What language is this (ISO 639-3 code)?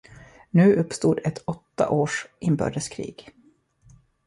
swe